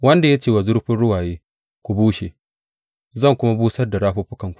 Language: Hausa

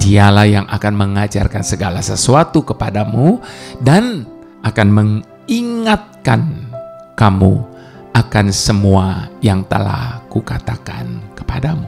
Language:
Indonesian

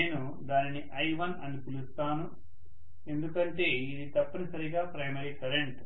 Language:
Telugu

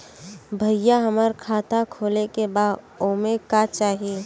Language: Bhojpuri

